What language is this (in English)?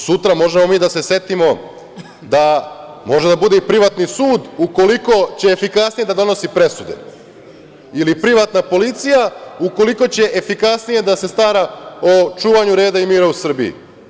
Serbian